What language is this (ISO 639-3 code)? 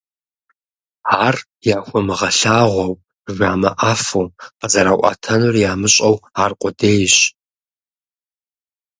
kbd